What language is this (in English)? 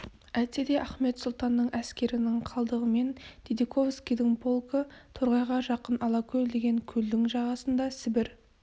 Kazakh